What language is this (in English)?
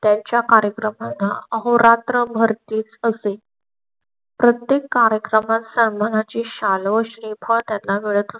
Marathi